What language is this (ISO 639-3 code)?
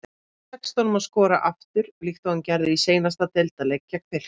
isl